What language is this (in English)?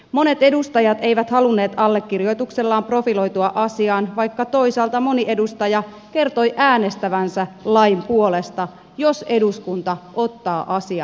Finnish